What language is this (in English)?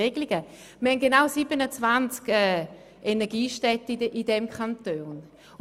Swiss German